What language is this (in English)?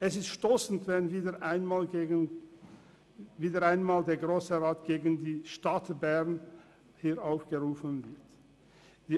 Swiss German